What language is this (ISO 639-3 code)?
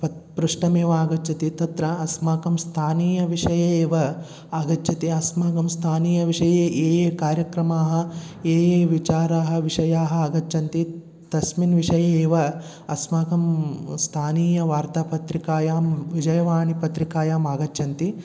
san